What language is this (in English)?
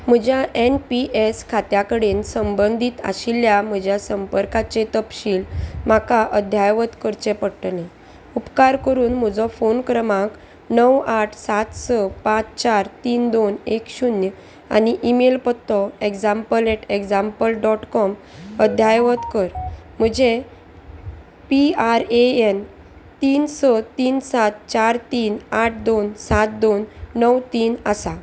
Konkani